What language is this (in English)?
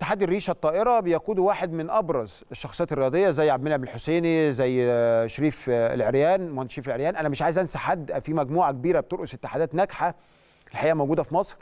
Arabic